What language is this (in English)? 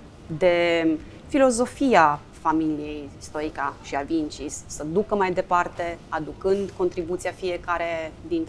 Romanian